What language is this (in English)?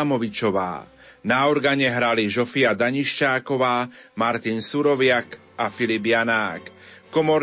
Slovak